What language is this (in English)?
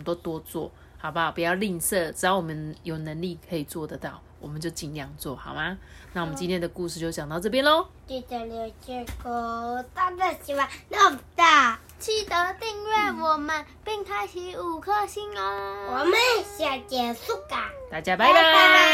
Chinese